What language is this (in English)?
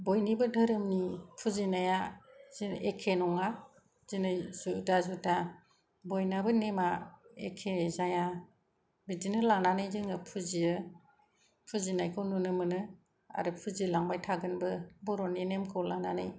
Bodo